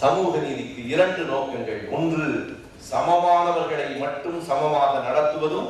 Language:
Tamil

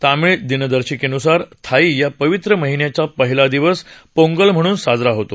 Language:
Marathi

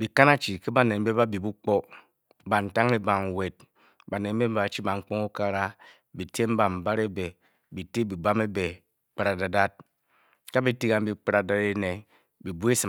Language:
Bokyi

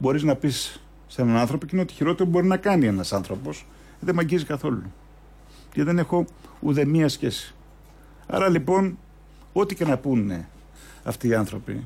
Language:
Greek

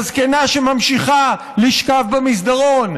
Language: Hebrew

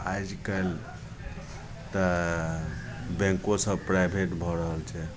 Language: Maithili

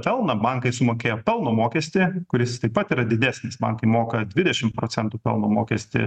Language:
Lithuanian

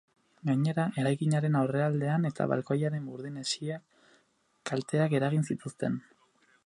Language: Basque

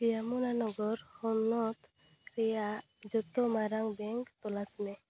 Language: Santali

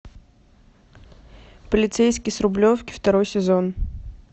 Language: Russian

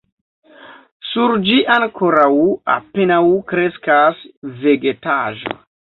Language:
Esperanto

